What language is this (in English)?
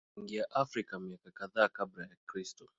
Swahili